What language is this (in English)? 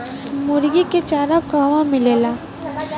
Bhojpuri